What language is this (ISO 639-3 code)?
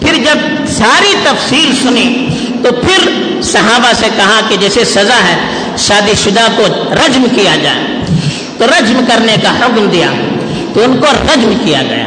urd